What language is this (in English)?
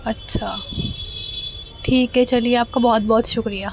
Urdu